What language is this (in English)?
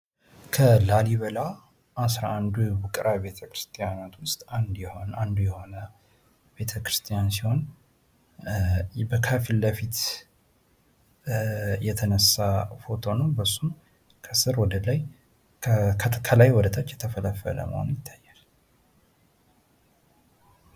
Amharic